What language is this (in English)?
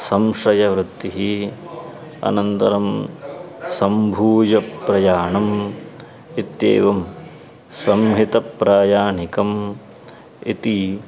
Sanskrit